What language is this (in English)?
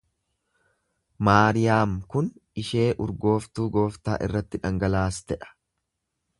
Oromo